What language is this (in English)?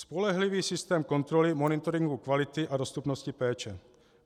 Czech